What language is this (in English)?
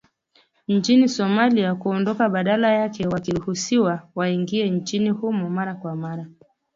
Swahili